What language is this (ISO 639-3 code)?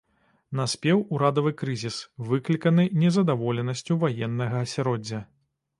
bel